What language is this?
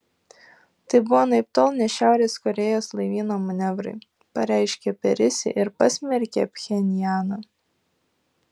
Lithuanian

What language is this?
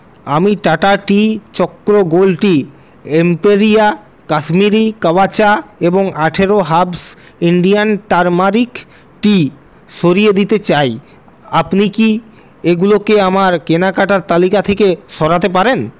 Bangla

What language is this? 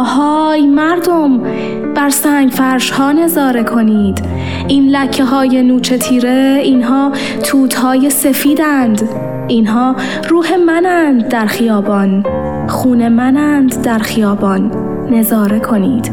Persian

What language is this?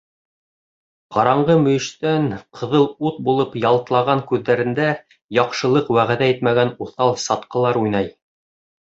Bashkir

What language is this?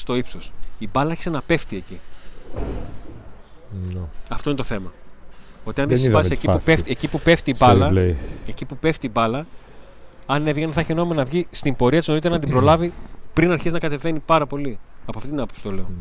Greek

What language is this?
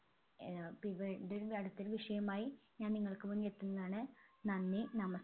Malayalam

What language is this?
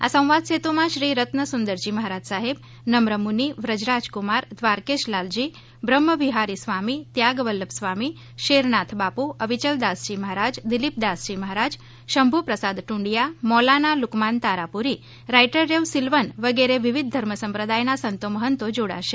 Gujarati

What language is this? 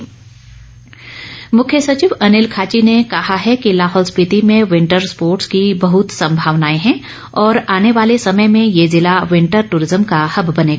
Hindi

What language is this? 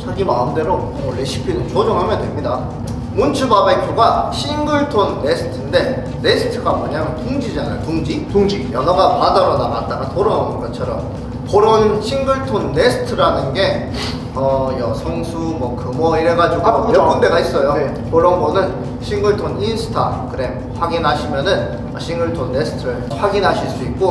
Korean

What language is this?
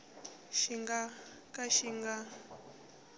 Tsonga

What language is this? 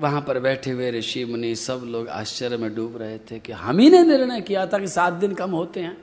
Hindi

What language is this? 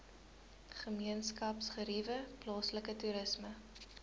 Afrikaans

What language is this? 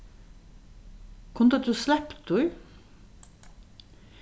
Faroese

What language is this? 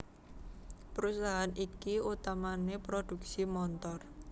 Javanese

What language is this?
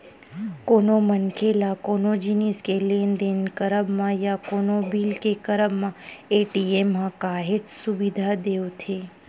Chhattisgarhi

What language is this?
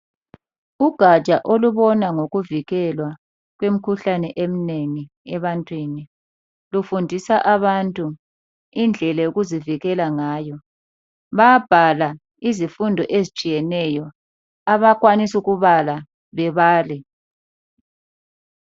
North Ndebele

